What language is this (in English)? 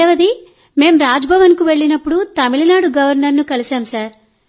Telugu